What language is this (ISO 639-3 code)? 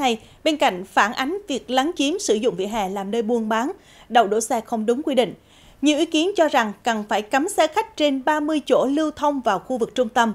vie